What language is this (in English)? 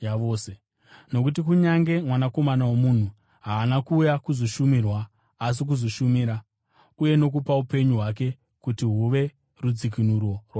Shona